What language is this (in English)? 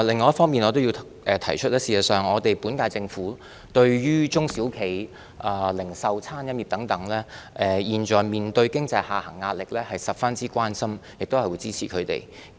Cantonese